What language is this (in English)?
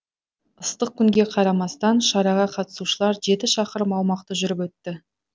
Kazakh